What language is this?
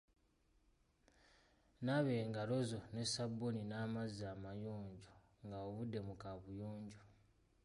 Ganda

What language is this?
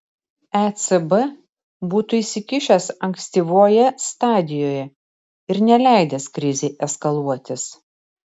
Lithuanian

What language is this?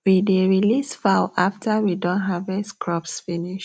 Nigerian Pidgin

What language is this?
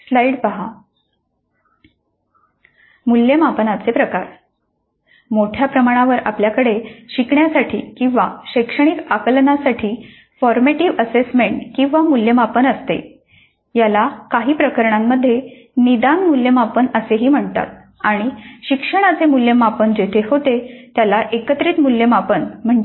Marathi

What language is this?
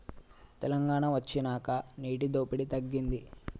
Telugu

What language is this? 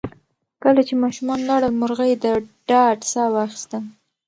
Pashto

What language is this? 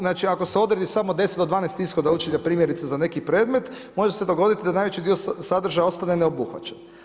Croatian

